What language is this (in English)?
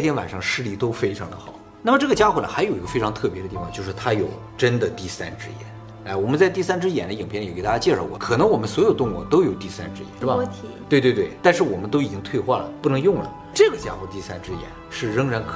Chinese